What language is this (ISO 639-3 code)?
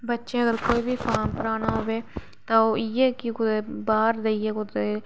doi